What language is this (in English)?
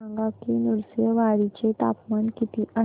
Marathi